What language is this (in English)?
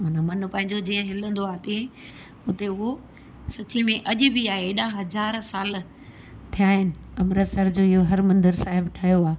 Sindhi